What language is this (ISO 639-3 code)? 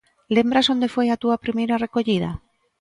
glg